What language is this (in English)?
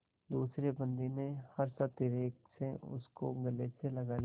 Hindi